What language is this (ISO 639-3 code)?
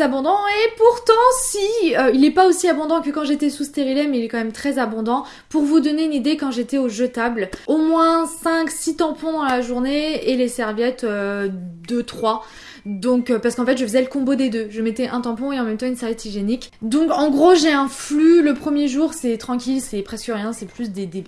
fra